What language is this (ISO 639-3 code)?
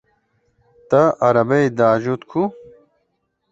kur